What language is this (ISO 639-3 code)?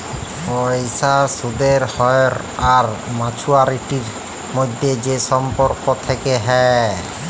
ben